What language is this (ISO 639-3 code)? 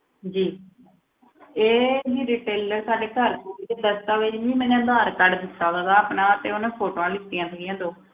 pan